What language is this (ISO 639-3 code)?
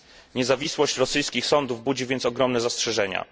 pol